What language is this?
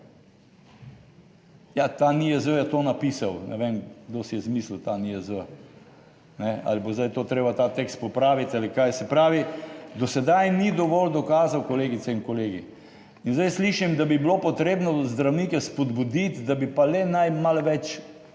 Slovenian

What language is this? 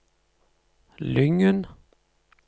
Norwegian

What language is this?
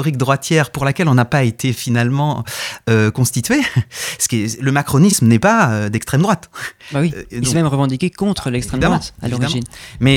French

